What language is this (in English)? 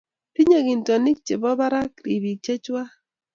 Kalenjin